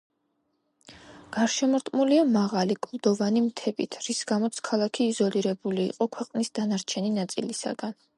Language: Georgian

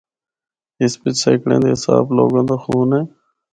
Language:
Northern Hindko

